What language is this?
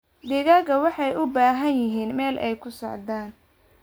Somali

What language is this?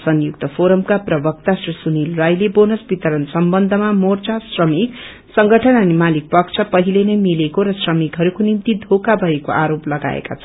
Nepali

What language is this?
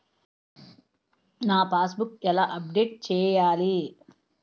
Telugu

